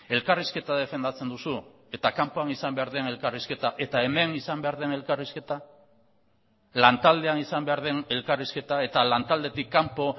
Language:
Basque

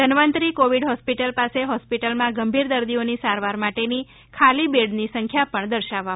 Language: Gujarati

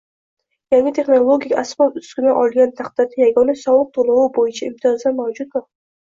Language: Uzbek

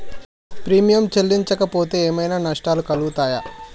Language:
Telugu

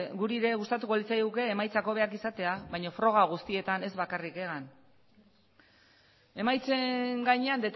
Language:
Basque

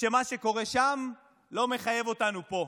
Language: Hebrew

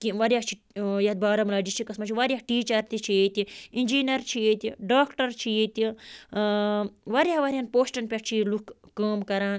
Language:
Kashmiri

